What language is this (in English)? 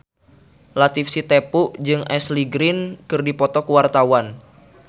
Sundanese